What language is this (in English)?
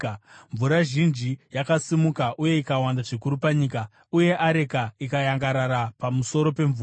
Shona